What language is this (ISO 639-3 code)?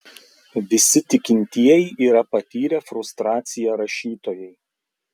lit